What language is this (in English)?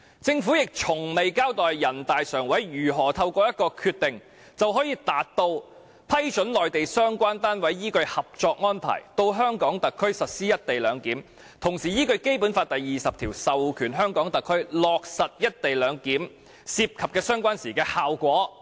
Cantonese